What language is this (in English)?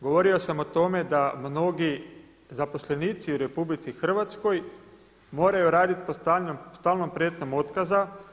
Croatian